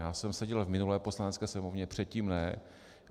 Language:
Czech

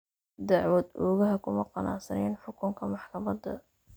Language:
Somali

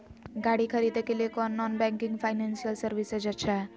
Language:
Magahi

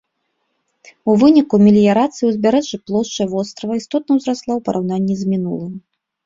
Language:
Belarusian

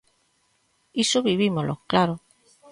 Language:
Galician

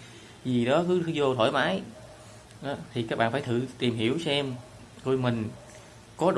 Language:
Vietnamese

